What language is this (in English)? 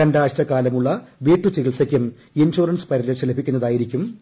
Malayalam